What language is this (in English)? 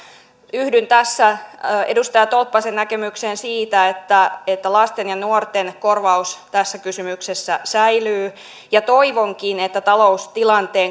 Finnish